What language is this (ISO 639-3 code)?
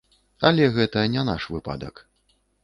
bel